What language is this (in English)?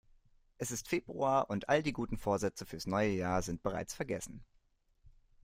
German